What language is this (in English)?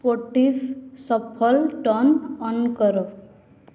Odia